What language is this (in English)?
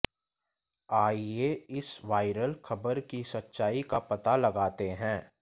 Hindi